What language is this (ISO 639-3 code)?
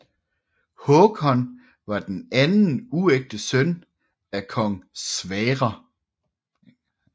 dan